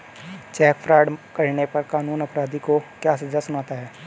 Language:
Hindi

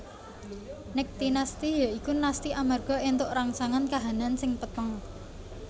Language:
Javanese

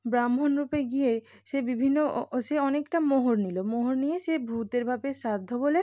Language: Bangla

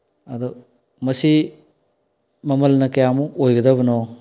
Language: Manipuri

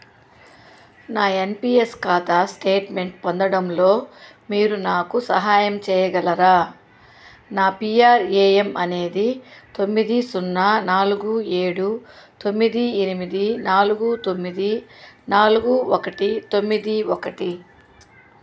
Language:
Telugu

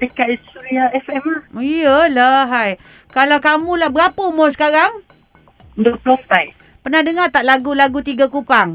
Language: Malay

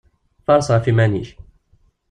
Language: Kabyle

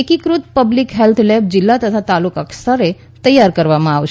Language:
Gujarati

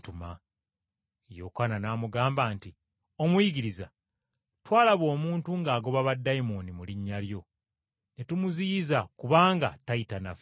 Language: Ganda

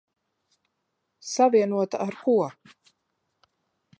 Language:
Latvian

